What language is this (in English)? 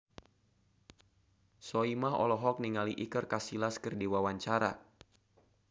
Sundanese